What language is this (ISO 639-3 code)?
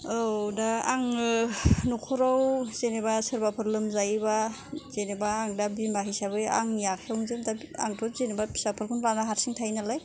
brx